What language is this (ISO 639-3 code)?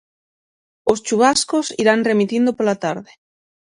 glg